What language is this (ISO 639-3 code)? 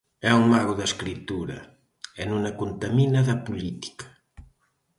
glg